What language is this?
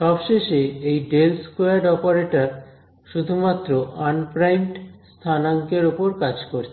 Bangla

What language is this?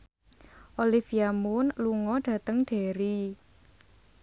Javanese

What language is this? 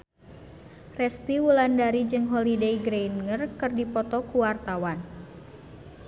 Sundanese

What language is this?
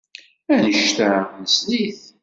Kabyle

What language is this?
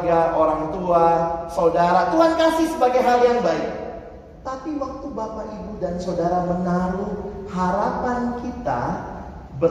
Indonesian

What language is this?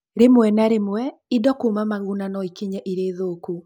Kikuyu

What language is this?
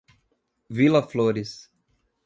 Portuguese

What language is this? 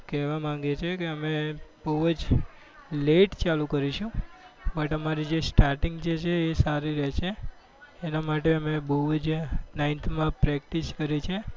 Gujarati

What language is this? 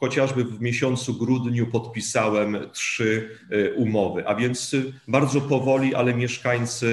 Polish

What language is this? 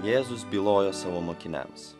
Lithuanian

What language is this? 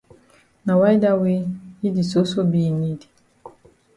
Cameroon Pidgin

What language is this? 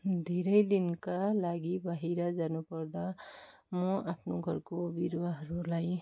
Nepali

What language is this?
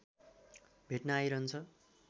Nepali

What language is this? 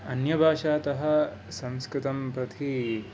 Sanskrit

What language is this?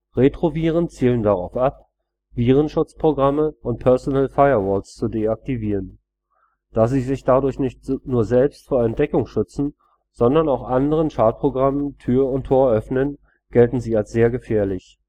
German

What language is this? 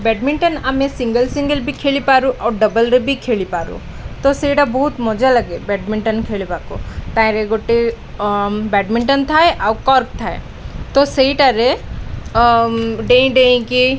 Odia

